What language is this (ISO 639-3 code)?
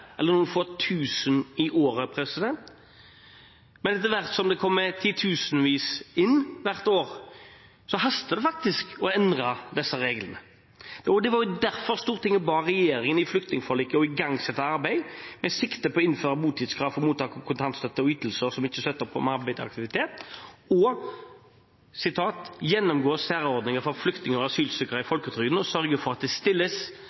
nob